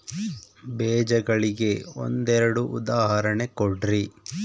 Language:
Kannada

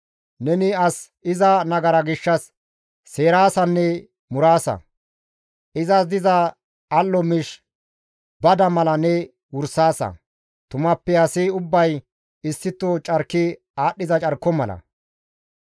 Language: Gamo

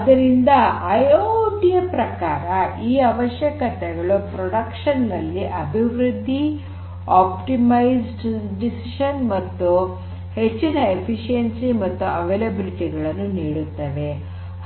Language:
Kannada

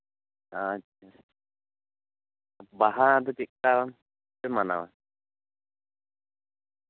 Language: Santali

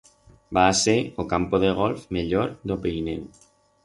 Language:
Aragonese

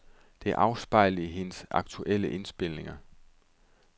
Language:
Danish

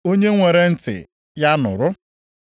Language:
Igbo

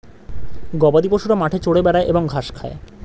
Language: Bangla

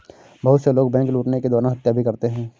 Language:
Hindi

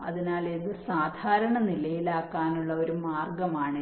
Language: Malayalam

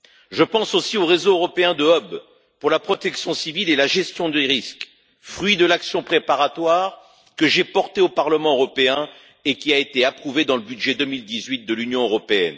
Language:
French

